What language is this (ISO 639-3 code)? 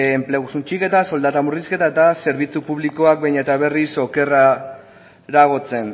eus